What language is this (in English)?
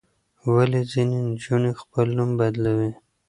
Pashto